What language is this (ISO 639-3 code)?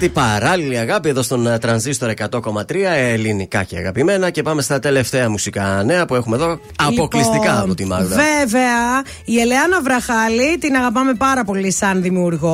ell